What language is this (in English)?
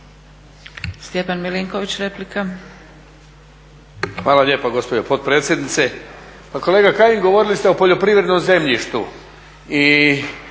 Croatian